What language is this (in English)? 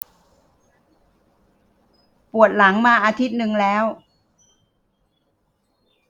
Thai